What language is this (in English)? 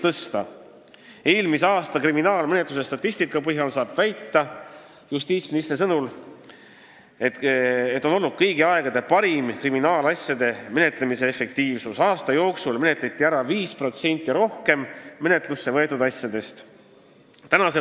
Estonian